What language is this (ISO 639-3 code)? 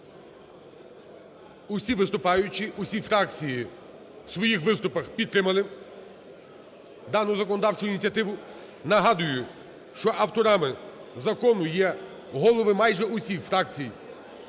ukr